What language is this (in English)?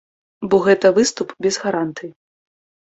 Belarusian